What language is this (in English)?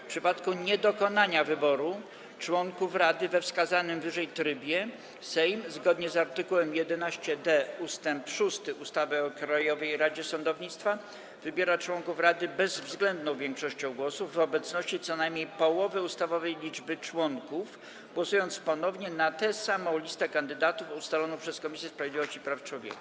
Polish